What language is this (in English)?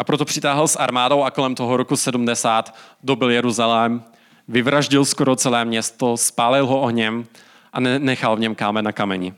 Czech